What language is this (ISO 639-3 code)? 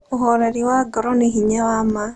kik